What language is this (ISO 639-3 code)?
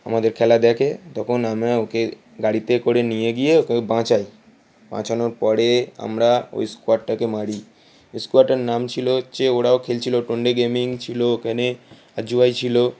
ben